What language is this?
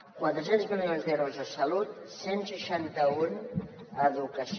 Catalan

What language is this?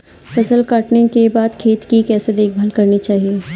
Hindi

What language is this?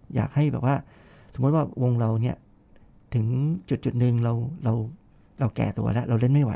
Thai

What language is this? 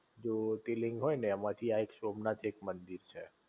Gujarati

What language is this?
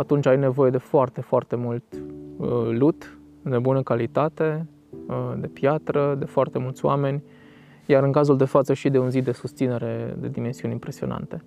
Romanian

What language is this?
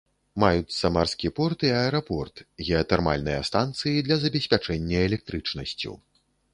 Belarusian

